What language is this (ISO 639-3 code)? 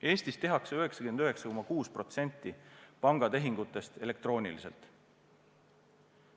est